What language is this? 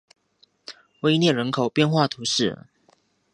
Chinese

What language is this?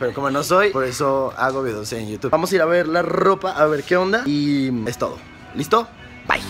Spanish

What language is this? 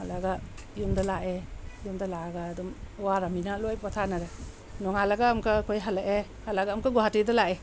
Manipuri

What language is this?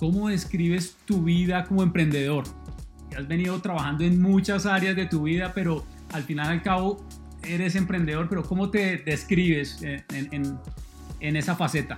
Spanish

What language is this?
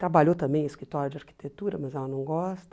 Portuguese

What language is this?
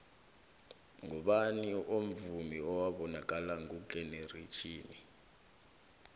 South Ndebele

